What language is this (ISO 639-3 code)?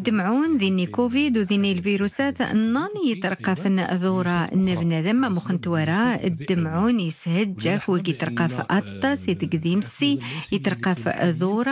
ara